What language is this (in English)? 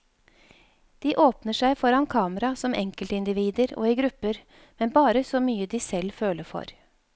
Norwegian